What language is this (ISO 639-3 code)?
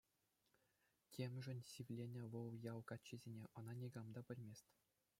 chv